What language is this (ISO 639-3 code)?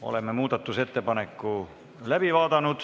est